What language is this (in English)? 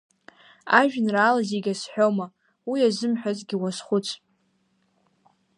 Abkhazian